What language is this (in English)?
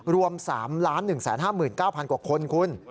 Thai